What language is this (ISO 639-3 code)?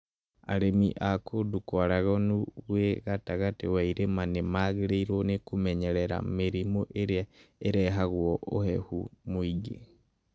kik